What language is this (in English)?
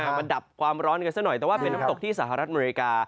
Thai